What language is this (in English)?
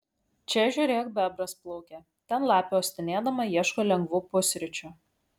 Lithuanian